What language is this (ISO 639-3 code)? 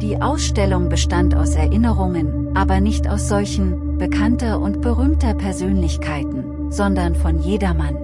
deu